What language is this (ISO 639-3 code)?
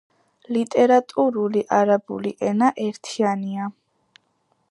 kat